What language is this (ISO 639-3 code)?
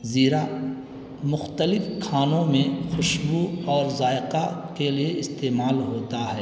urd